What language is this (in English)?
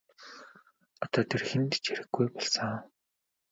Mongolian